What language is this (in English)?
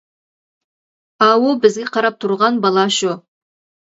Uyghur